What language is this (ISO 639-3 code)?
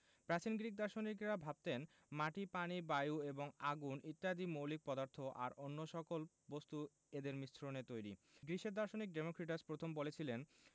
ben